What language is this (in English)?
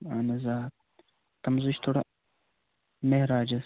Kashmiri